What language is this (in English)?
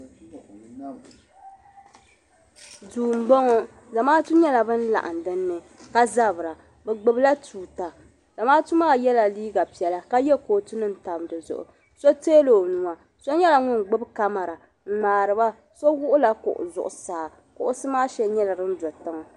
Dagbani